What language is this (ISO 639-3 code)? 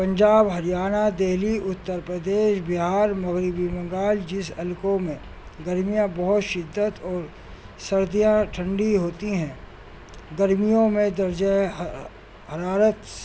urd